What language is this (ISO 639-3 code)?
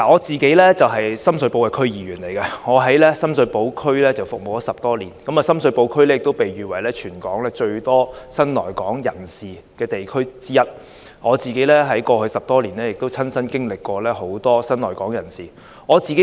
yue